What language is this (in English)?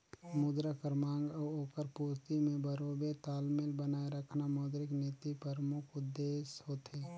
Chhattisgarhi